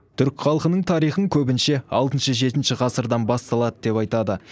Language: Kazakh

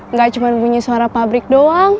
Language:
Indonesian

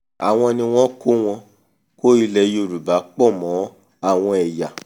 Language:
Yoruba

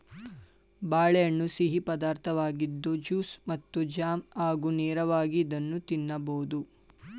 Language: Kannada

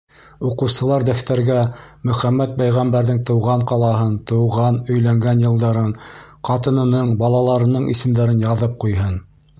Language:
Bashkir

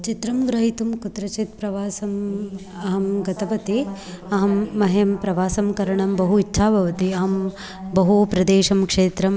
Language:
Sanskrit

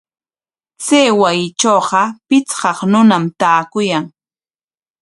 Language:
Corongo Ancash Quechua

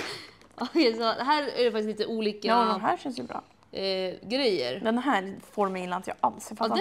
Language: Swedish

